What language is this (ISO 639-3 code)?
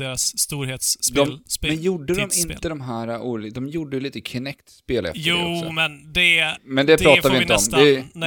swe